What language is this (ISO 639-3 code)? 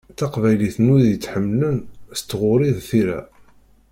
kab